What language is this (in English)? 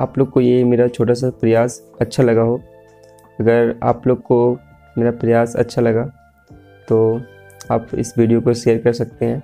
Hindi